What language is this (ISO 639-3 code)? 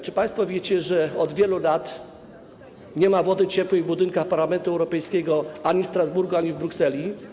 pol